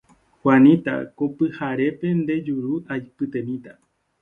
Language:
Guarani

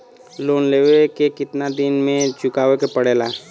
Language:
Bhojpuri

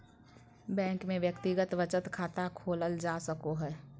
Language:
Magahi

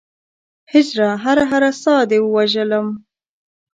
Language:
Pashto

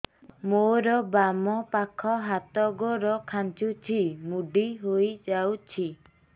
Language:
Odia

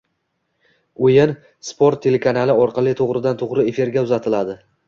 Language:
Uzbek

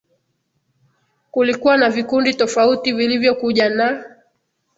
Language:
Swahili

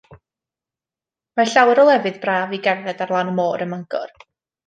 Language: Welsh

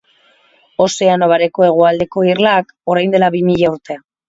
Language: Basque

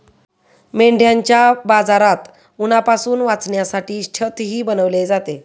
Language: Marathi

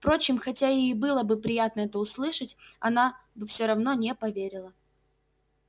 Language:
Russian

